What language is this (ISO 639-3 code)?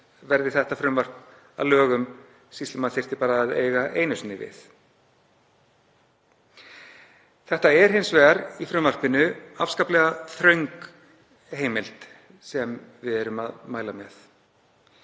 isl